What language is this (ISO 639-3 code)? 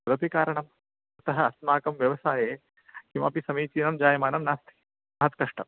san